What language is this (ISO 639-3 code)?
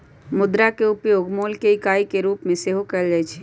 mag